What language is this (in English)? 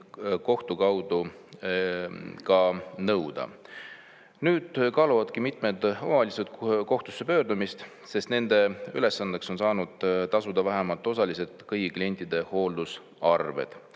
Estonian